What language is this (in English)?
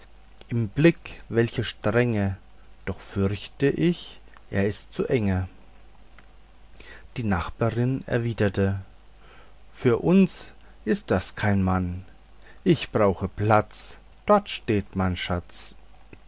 German